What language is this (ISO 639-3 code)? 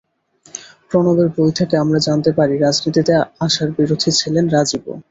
ben